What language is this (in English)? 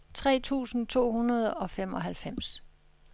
Danish